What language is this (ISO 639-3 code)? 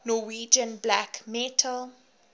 eng